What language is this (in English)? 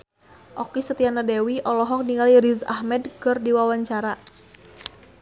Sundanese